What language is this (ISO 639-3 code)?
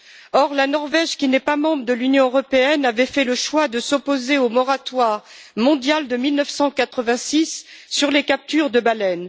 fra